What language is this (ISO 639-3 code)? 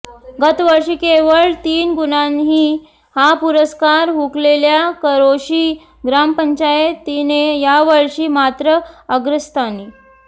mar